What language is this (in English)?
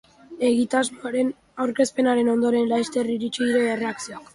Basque